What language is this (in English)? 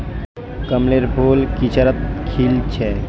Magahi